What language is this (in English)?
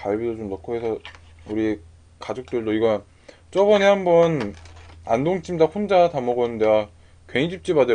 Korean